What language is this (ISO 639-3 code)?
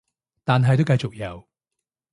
yue